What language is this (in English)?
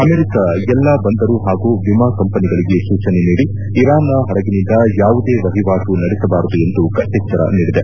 Kannada